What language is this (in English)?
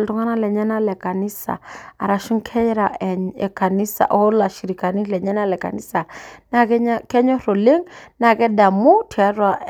Masai